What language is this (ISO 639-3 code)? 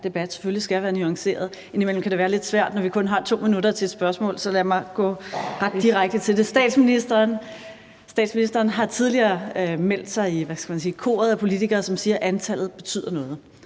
dan